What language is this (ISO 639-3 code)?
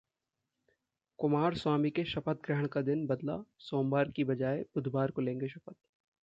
hin